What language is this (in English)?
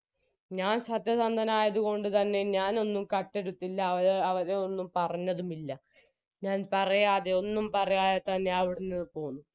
Malayalam